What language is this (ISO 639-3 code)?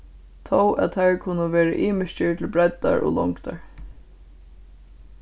fao